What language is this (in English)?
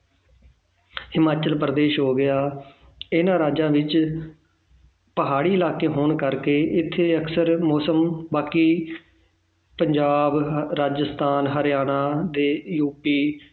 Punjabi